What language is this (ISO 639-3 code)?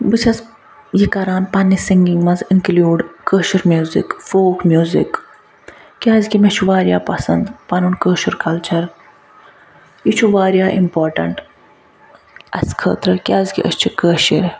kas